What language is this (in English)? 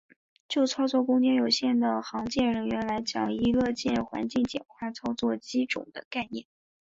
Chinese